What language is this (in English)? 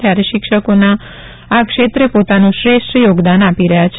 Gujarati